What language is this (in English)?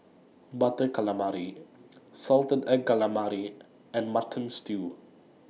English